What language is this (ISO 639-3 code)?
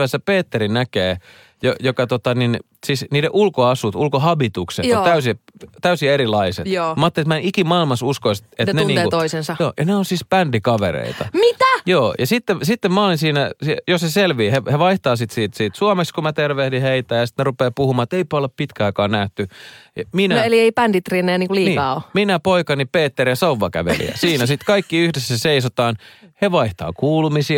fin